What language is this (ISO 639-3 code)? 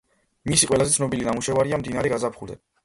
kat